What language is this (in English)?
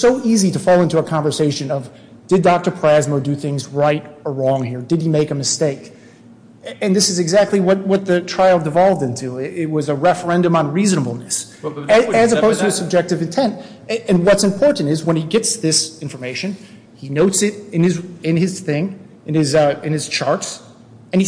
English